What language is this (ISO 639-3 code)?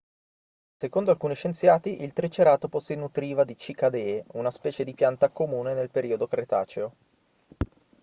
ita